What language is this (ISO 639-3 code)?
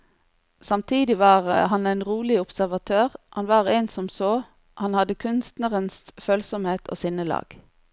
nor